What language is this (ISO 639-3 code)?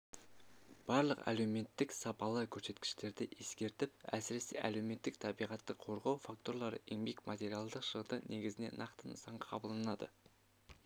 kaz